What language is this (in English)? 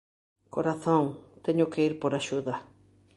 Galician